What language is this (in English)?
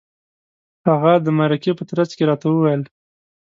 Pashto